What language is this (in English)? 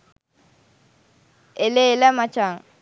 Sinhala